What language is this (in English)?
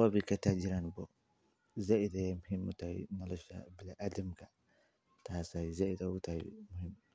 Somali